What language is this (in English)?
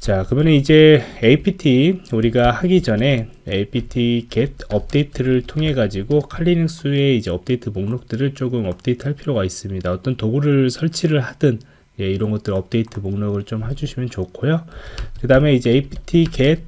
Korean